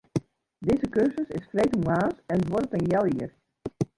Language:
Western Frisian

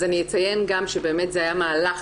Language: Hebrew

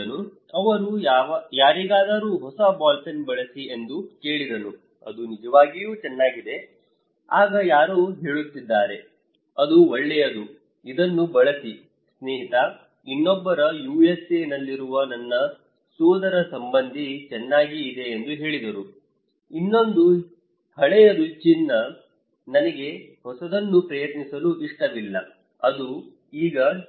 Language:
Kannada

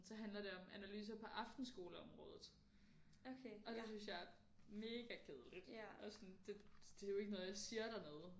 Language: Danish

